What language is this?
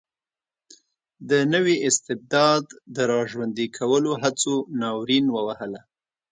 Pashto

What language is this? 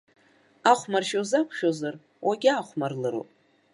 Abkhazian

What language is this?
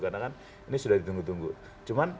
Indonesian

